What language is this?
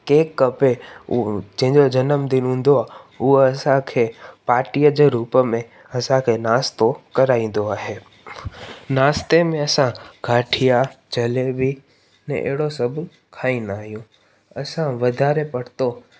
Sindhi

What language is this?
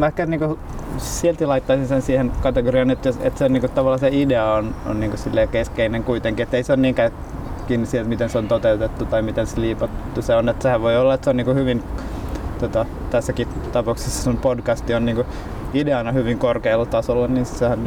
Finnish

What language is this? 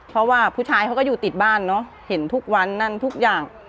Thai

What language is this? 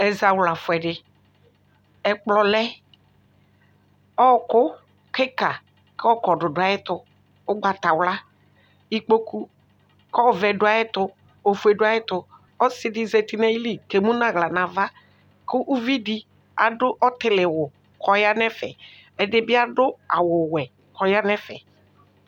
Ikposo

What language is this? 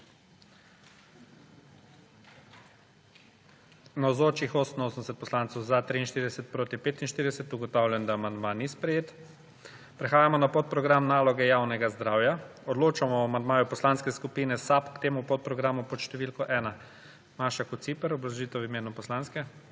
Slovenian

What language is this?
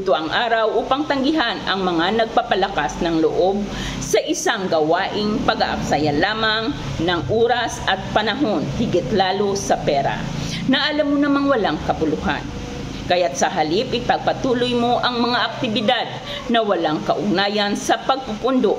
Filipino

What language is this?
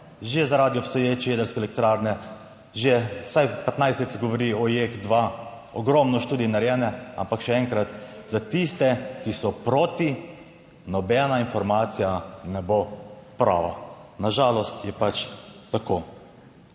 Slovenian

